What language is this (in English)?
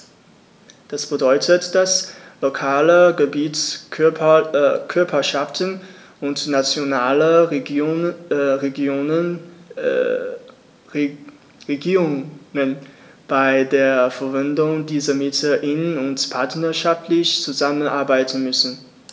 German